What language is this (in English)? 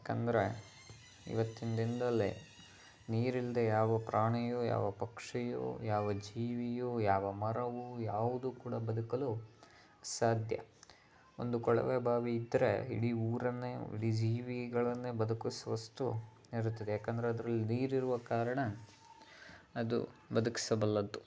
Kannada